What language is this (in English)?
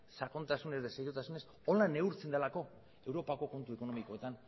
Basque